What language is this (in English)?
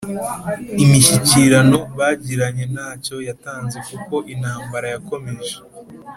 Kinyarwanda